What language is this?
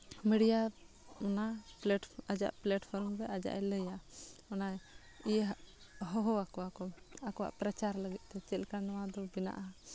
Santali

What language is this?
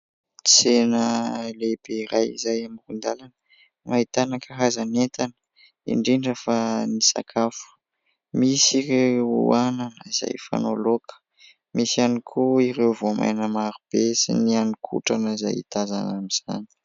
Malagasy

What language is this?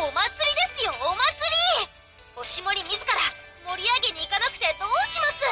Japanese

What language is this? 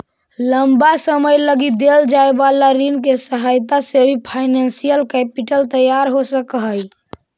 Magahi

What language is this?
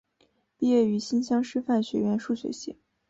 Chinese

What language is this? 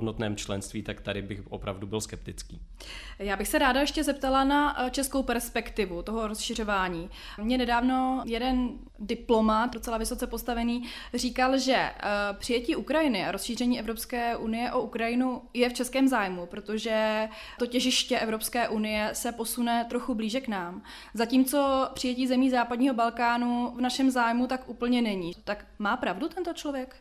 Czech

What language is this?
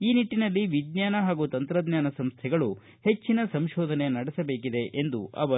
Kannada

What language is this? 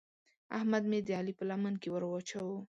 Pashto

